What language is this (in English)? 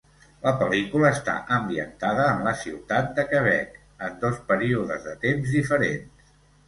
Catalan